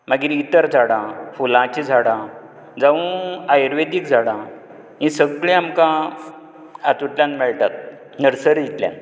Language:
Konkani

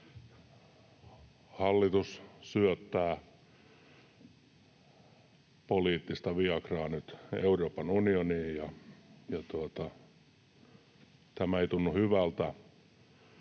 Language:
Finnish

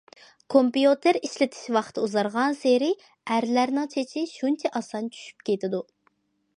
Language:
Uyghur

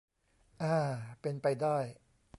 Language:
Thai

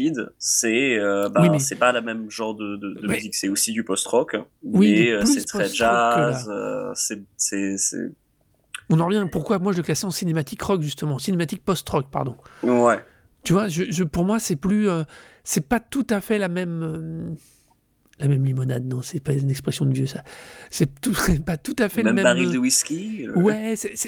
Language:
French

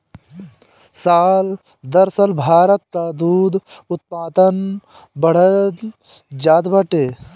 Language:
Bhojpuri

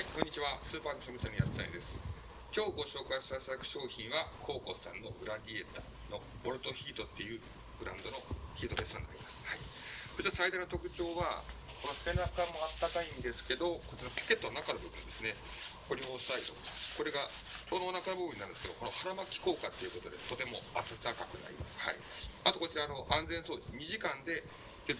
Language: Japanese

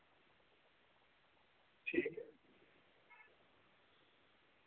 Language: Dogri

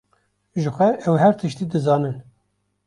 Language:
Kurdish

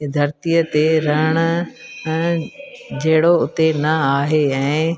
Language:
Sindhi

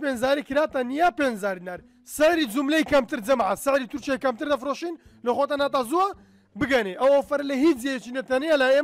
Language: Arabic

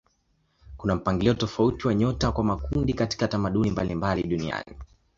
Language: Swahili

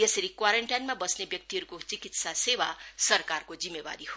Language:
Nepali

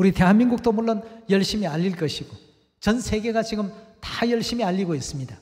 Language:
Korean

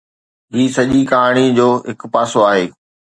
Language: Sindhi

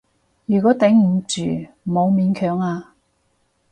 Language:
Cantonese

